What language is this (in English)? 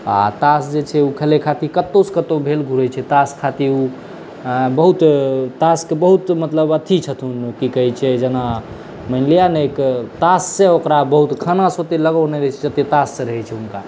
Maithili